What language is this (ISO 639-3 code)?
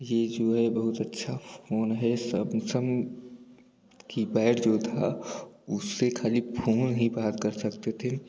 hin